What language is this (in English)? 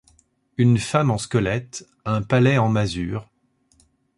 French